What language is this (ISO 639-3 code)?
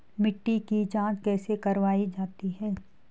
hin